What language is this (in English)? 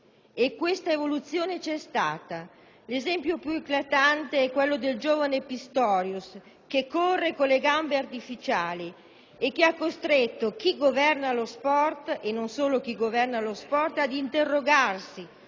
Italian